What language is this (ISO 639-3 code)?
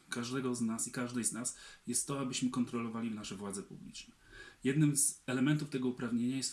pol